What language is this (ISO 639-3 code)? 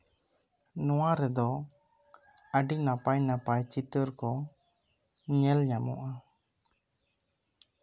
sat